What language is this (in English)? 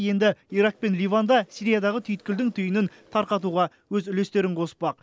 Kazakh